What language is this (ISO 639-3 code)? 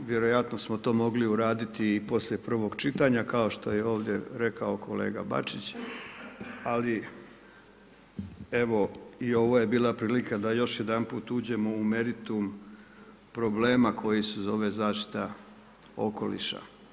hrv